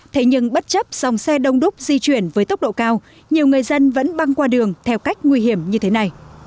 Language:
Vietnamese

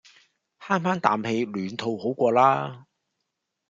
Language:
Cantonese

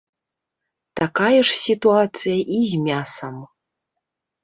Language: Belarusian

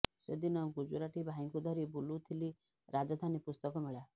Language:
Odia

